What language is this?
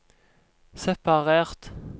Norwegian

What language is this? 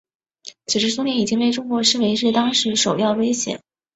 Chinese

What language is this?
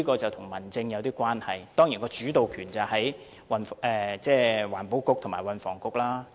Cantonese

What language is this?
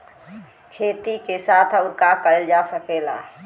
Bhojpuri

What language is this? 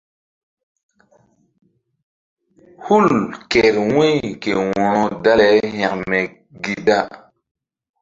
Mbum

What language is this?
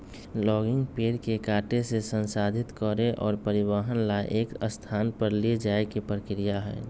Magahi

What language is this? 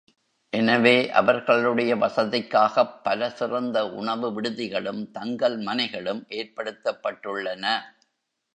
Tamil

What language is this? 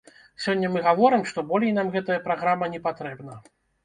Belarusian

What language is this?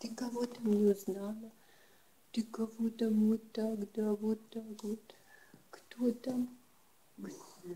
Russian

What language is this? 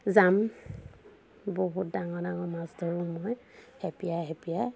Assamese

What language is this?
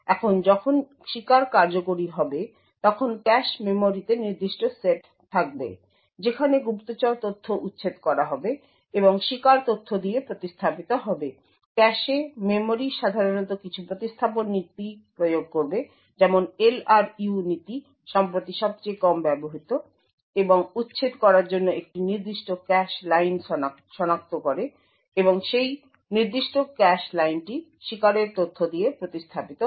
Bangla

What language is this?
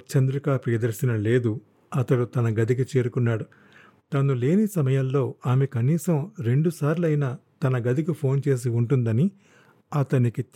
Telugu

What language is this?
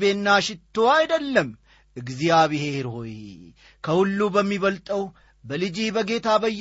Amharic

